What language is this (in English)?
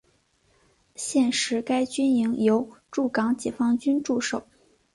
Chinese